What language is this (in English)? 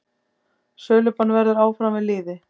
Icelandic